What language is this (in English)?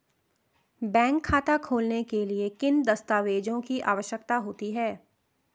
Hindi